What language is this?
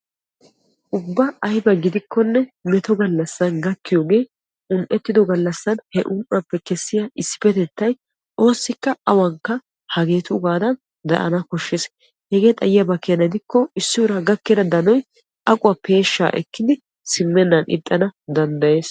Wolaytta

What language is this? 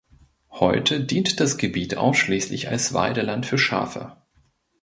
German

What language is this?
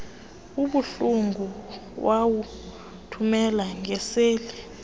Xhosa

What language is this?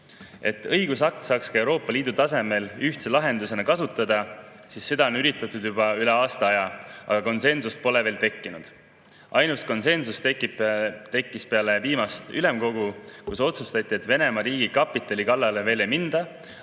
Estonian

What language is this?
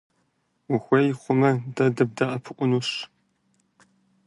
Kabardian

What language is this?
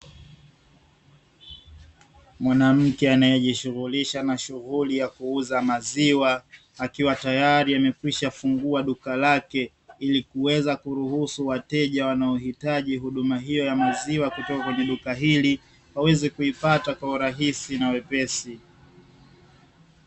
Swahili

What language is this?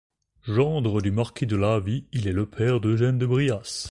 French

